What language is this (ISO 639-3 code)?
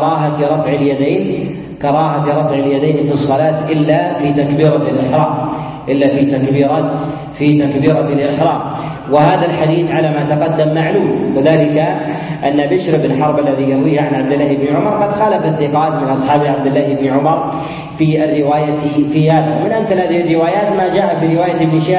ara